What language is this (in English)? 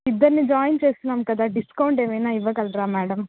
Telugu